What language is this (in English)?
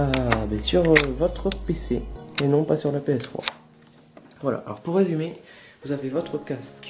French